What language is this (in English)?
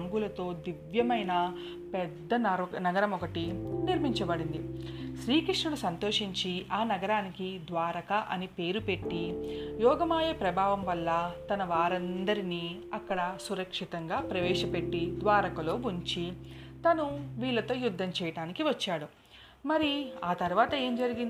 Telugu